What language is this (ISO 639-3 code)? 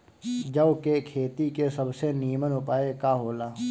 bho